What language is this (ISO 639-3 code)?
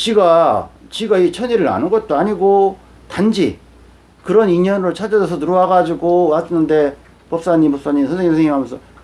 kor